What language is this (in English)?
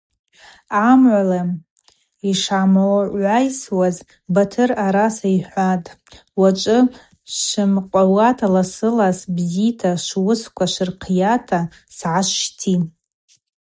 Abaza